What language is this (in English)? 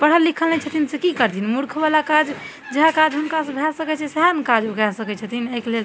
Maithili